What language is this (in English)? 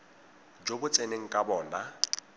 Tswana